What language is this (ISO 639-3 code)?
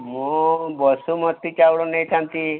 ori